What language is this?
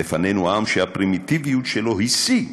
Hebrew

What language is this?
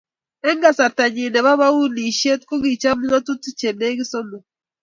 Kalenjin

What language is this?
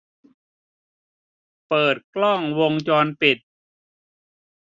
Thai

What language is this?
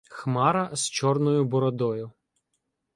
Ukrainian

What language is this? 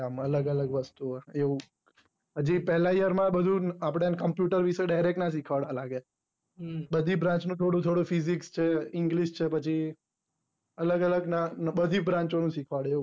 Gujarati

